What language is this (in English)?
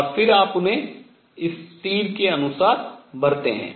Hindi